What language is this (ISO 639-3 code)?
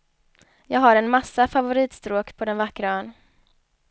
swe